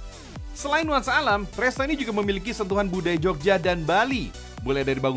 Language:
Indonesian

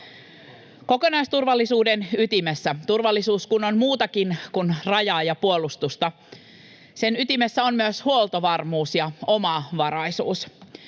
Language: Finnish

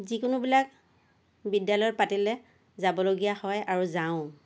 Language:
Assamese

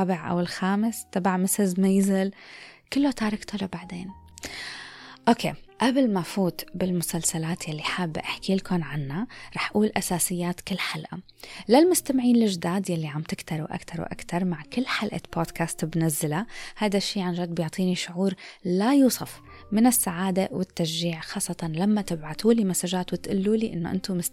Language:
Arabic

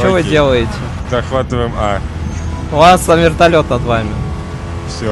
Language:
Russian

